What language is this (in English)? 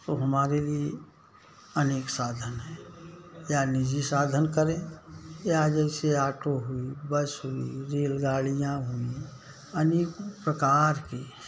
Hindi